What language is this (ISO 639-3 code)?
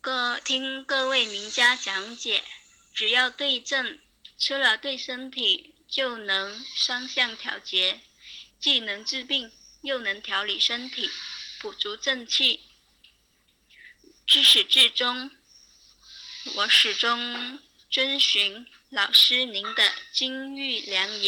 zho